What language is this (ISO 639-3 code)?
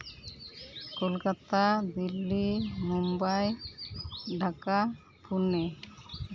sat